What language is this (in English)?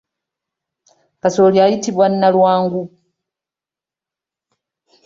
Ganda